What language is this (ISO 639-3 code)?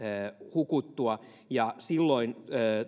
fin